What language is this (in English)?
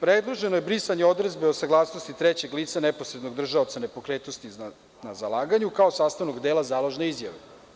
Serbian